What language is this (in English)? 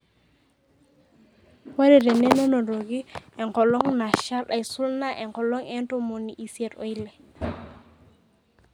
Masai